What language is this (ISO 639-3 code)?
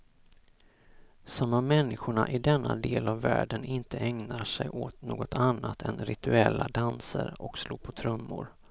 swe